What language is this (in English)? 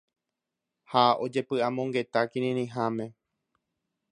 Guarani